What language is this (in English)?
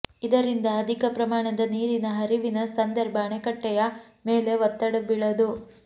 Kannada